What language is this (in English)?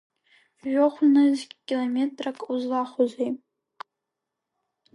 Abkhazian